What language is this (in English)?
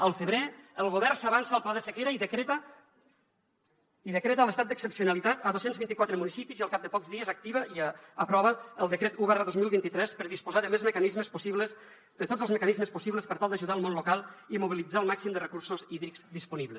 Catalan